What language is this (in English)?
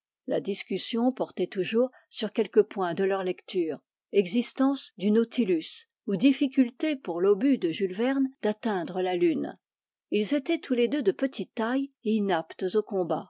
French